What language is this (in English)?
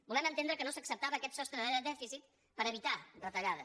Catalan